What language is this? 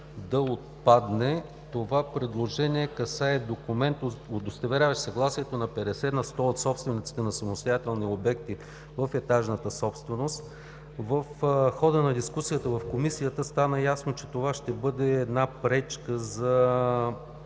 Bulgarian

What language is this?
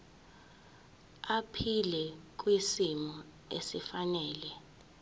Zulu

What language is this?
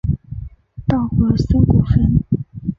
Chinese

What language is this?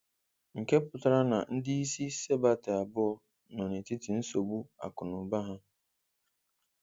Igbo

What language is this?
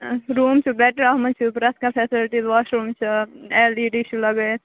Kashmiri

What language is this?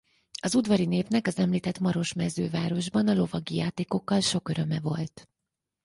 Hungarian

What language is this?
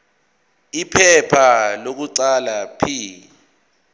Zulu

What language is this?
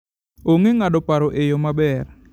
Luo (Kenya and Tanzania)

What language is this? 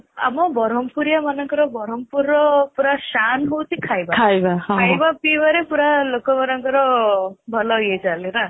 Odia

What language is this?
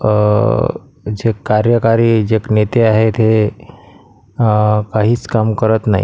Marathi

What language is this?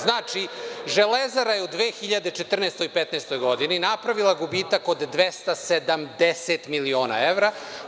Serbian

